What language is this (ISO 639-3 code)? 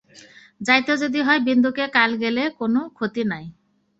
ben